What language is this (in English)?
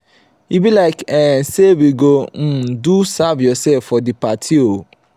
Nigerian Pidgin